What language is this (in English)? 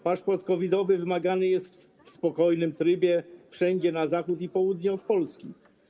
Polish